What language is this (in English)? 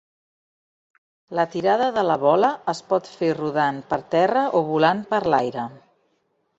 Catalan